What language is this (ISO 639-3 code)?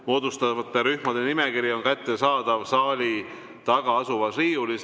est